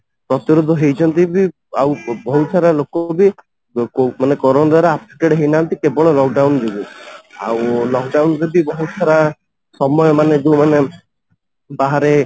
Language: Odia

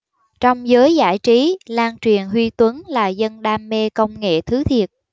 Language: Vietnamese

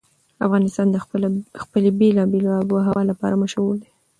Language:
Pashto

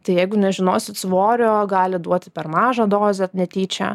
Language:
Lithuanian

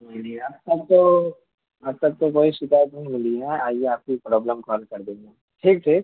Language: Urdu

